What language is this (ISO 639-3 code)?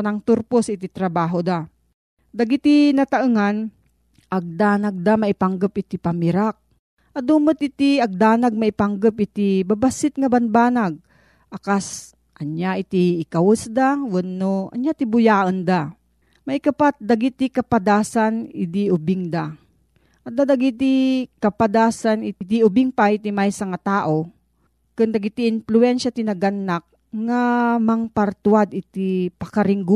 fil